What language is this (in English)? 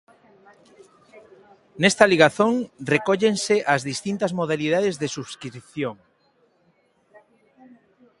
Galician